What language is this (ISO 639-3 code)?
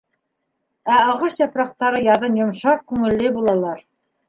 bak